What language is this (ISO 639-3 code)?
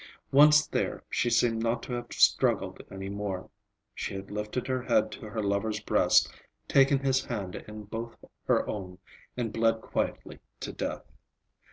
eng